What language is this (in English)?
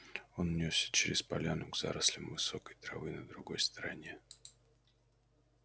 Russian